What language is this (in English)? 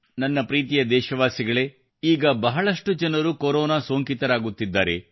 Kannada